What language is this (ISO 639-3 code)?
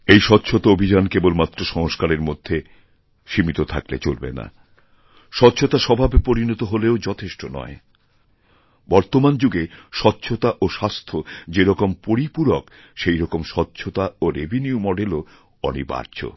ben